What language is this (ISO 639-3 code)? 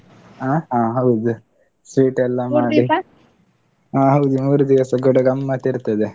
kan